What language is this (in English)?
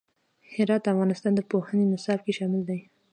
Pashto